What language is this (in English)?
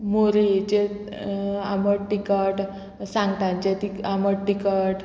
Konkani